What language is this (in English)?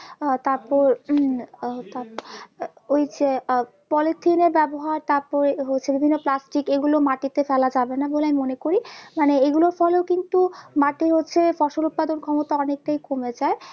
Bangla